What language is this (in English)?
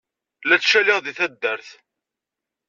Kabyle